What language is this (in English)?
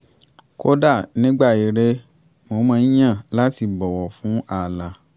Yoruba